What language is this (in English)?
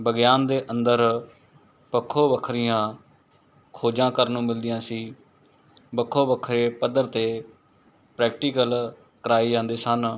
Punjabi